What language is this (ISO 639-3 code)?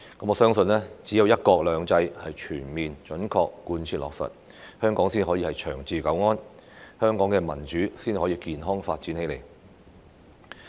yue